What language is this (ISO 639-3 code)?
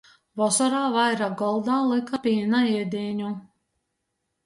ltg